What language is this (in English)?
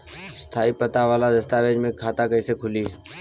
Bhojpuri